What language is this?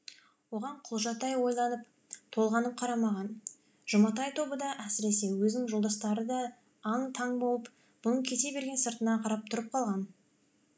Kazakh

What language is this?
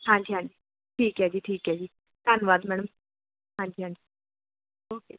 Punjabi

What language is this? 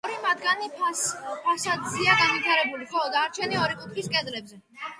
Georgian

